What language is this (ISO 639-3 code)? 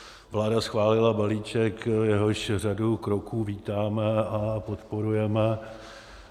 ces